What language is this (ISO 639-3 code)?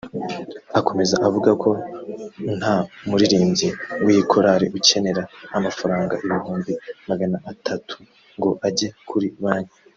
kin